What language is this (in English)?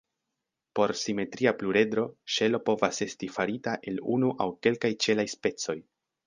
Esperanto